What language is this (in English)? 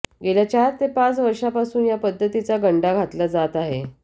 Marathi